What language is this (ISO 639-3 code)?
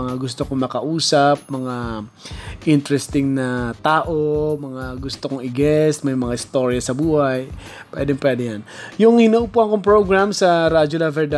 fil